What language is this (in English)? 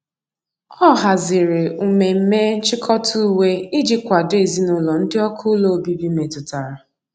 Igbo